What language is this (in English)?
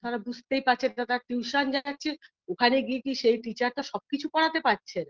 Bangla